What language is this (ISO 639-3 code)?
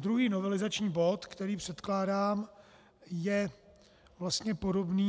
ces